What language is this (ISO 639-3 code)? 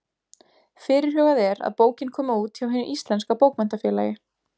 isl